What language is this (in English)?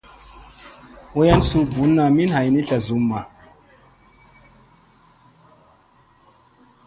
Musey